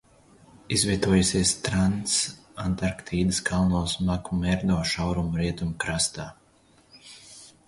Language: Latvian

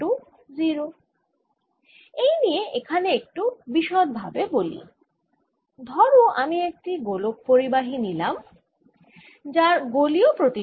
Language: Bangla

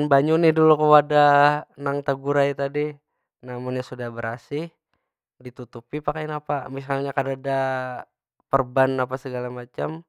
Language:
Banjar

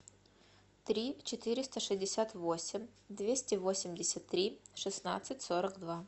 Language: Russian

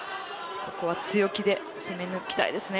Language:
Japanese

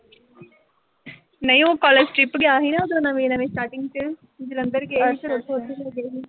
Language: Punjabi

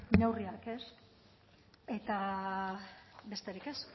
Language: Basque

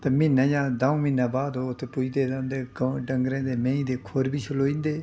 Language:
Dogri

